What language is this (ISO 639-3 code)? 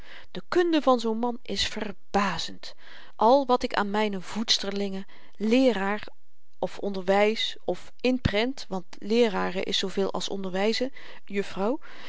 nld